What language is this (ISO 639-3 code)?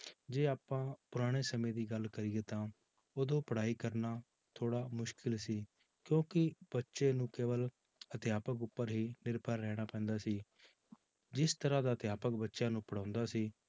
pan